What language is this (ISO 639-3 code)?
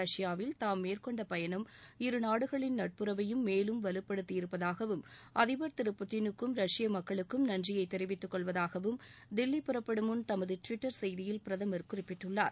tam